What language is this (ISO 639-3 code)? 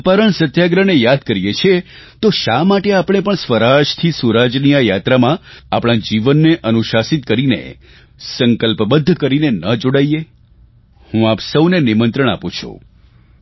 guj